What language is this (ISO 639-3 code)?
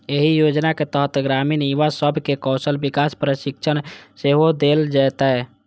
mai